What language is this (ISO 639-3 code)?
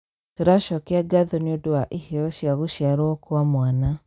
kik